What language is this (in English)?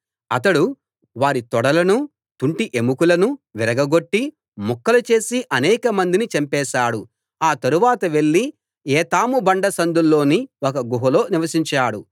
Telugu